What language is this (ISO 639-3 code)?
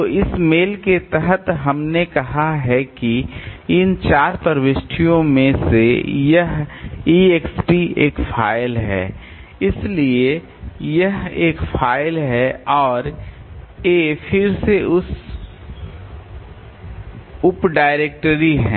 hin